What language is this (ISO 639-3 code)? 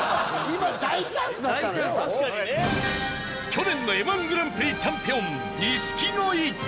jpn